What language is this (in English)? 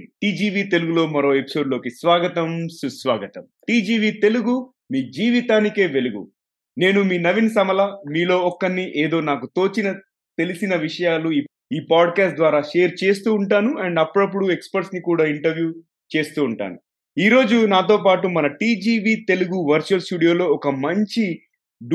Telugu